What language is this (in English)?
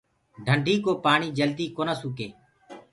Gurgula